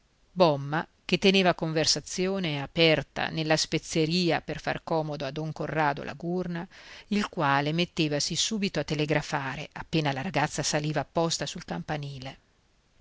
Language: Italian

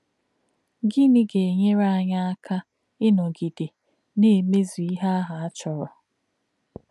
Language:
Igbo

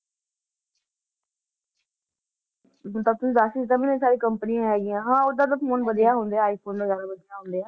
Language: Punjabi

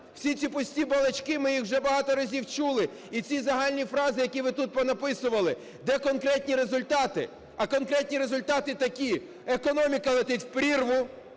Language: Ukrainian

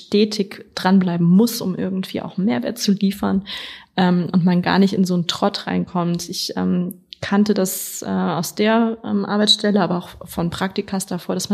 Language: German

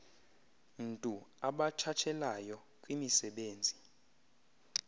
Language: Xhosa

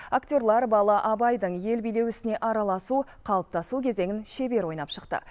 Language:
Kazakh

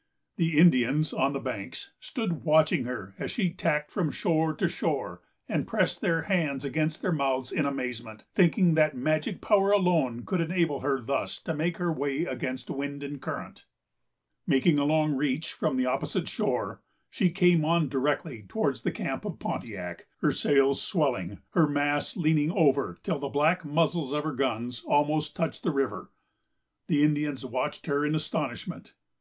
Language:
English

